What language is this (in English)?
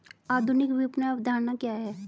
Hindi